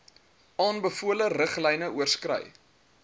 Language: Afrikaans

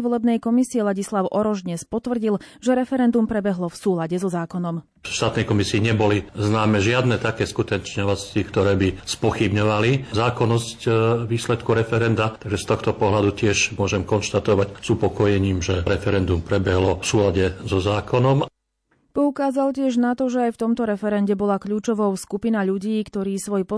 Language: Slovak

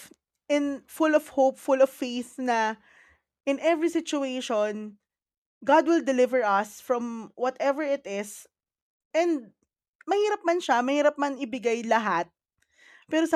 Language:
Filipino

